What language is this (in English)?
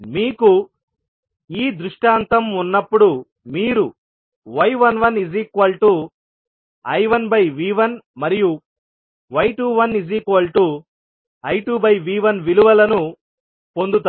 Telugu